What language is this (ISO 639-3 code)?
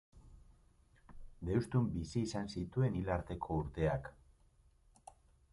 eus